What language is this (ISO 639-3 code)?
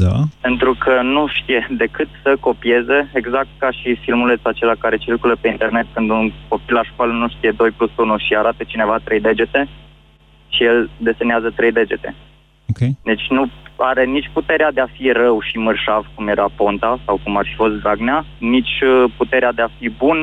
ron